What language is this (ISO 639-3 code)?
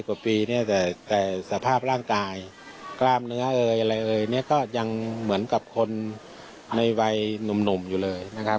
tha